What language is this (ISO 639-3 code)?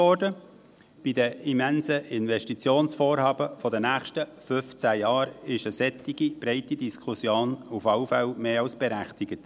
gsw